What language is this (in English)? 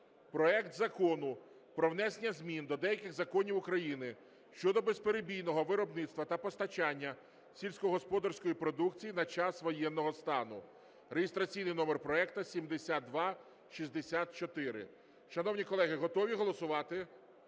Ukrainian